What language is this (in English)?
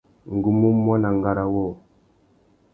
Tuki